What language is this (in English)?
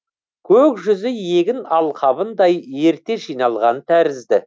Kazakh